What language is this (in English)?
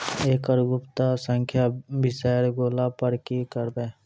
Maithili